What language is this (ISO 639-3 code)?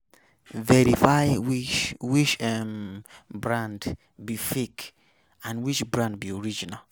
pcm